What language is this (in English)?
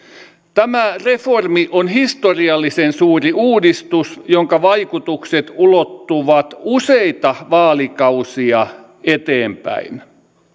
Finnish